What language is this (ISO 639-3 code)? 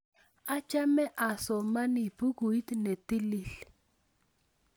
kln